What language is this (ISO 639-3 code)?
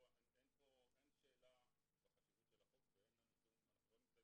heb